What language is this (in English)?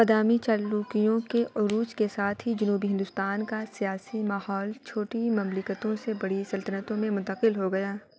Urdu